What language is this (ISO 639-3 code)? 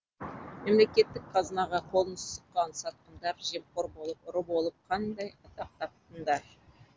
kaz